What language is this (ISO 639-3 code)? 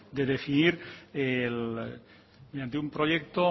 spa